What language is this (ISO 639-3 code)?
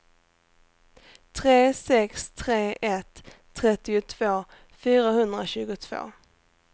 swe